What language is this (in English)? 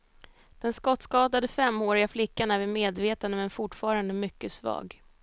Swedish